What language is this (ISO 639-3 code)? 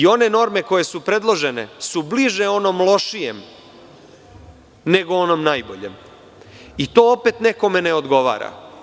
srp